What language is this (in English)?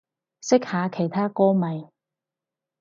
Cantonese